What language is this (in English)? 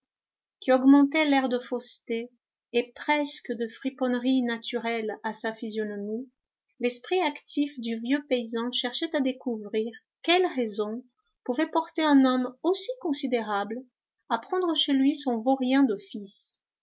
French